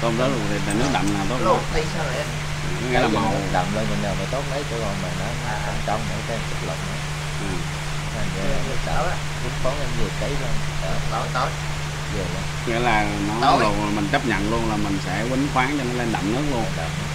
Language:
Vietnamese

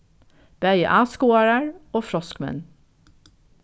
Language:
Faroese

